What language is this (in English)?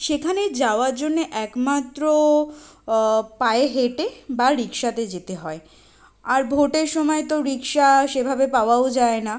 Bangla